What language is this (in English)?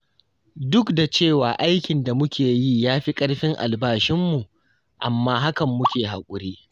Hausa